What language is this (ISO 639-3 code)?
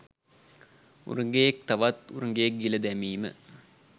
sin